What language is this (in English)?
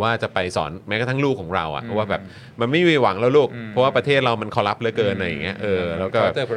Thai